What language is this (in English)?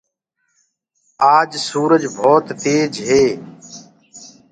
Gurgula